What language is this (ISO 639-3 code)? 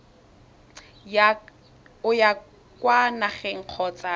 tsn